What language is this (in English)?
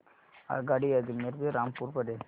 Marathi